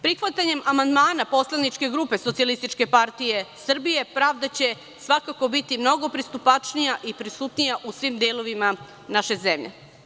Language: Serbian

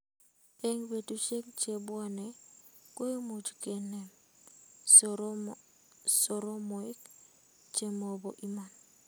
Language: Kalenjin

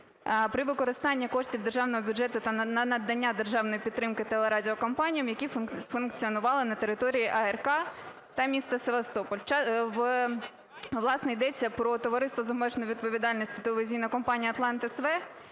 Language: Ukrainian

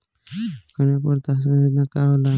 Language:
Bhojpuri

